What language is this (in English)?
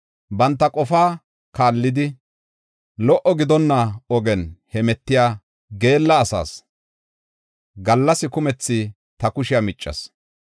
Gofa